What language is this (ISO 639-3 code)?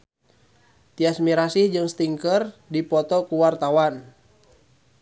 sun